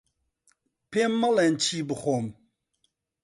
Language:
Central Kurdish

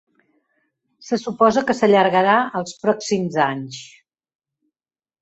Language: Catalan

